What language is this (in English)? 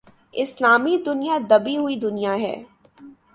Urdu